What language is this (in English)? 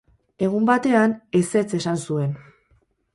Basque